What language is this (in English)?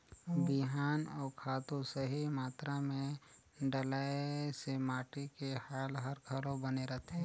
Chhattisgarhi